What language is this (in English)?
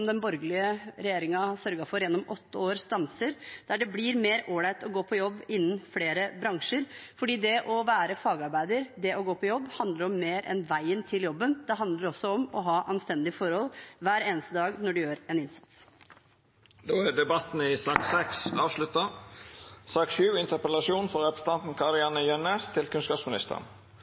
Norwegian